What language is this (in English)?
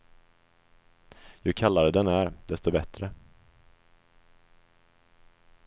Swedish